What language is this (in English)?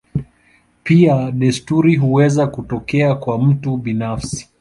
Swahili